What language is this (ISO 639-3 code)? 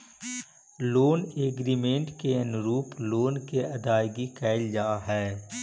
mag